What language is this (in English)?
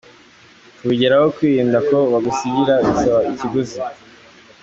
Kinyarwanda